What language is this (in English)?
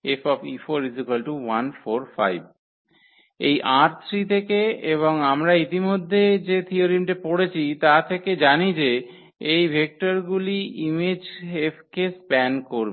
Bangla